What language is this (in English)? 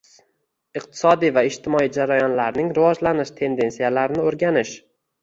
Uzbek